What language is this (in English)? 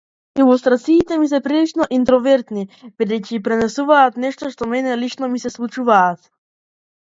Macedonian